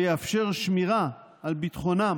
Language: Hebrew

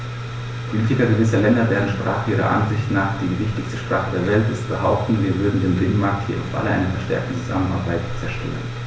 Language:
German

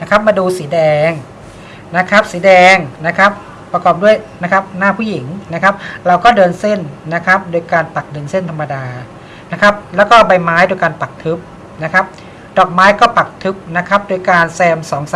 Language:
Thai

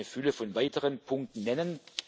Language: German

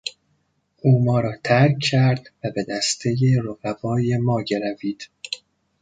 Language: Persian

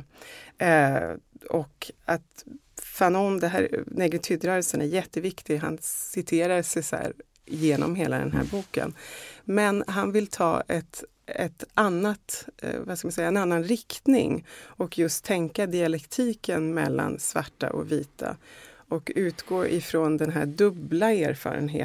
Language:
Swedish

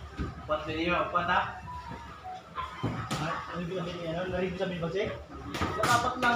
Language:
Indonesian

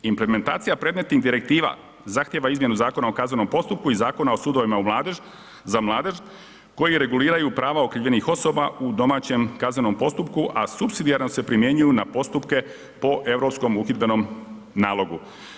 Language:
Croatian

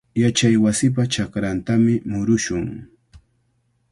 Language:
Cajatambo North Lima Quechua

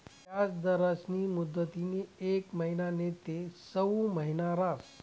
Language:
Marathi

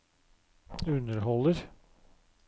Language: Norwegian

